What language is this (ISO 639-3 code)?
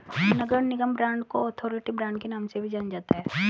hin